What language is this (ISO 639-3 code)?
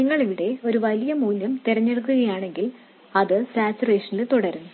mal